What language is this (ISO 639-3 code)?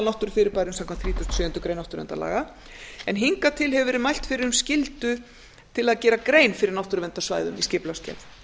isl